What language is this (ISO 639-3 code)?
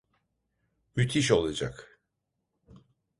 tur